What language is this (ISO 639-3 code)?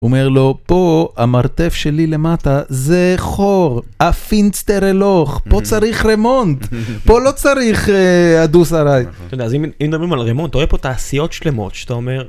heb